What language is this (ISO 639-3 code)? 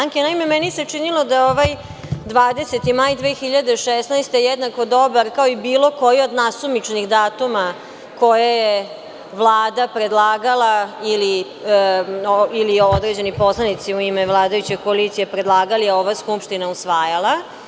srp